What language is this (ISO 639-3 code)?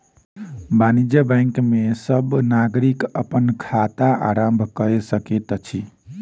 mai